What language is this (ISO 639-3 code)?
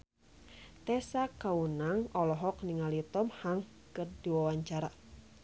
sun